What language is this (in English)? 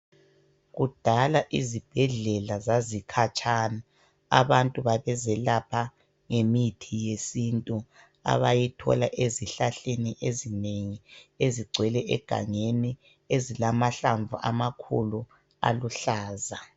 North Ndebele